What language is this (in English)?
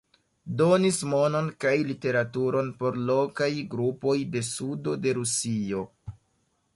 Esperanto